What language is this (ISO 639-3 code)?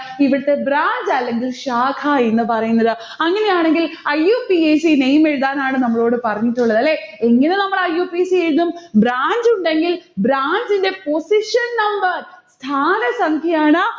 mal